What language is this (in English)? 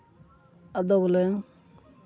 Santali